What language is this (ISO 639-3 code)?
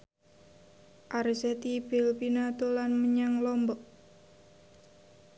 jav